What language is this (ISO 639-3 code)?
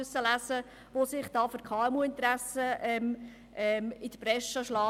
gsw